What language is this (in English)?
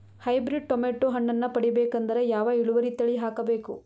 Kannada